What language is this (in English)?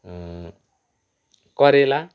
Nepali